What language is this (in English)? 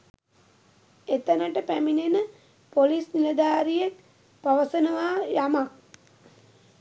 Sinhala